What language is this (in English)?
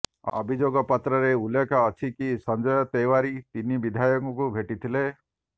Odia